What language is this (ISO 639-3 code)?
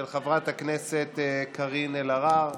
heb